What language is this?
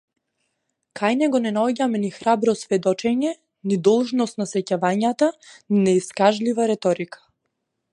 Macedonian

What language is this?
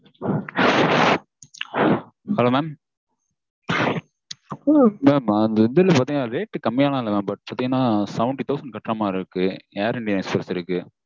Tamil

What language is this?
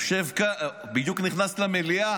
Hebrew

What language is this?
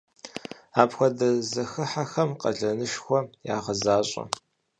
Kabardian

